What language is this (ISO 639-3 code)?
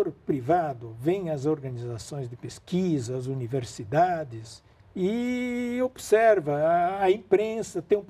por